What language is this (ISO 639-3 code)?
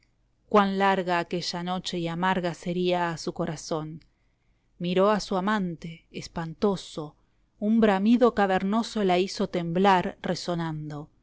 spa